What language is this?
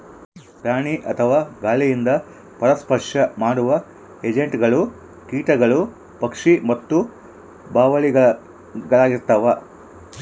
Kannada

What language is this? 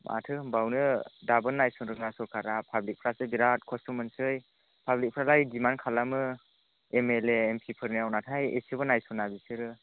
Bodo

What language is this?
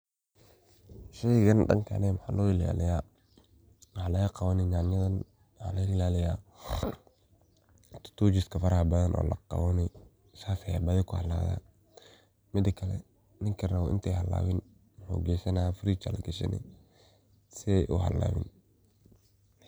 Somali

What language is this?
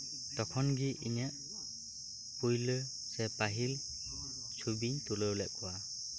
Santali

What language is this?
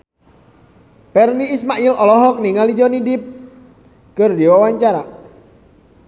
Sundanese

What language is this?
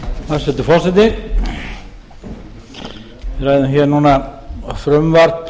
Icelandic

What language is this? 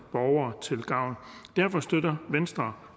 Danish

